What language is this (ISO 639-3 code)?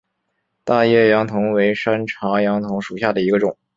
zho